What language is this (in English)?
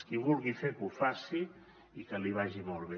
Catalan